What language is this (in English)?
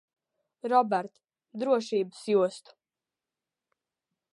Latvian